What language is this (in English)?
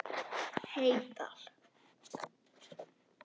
Icelandic